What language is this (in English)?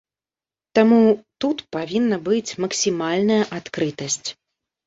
Belarusian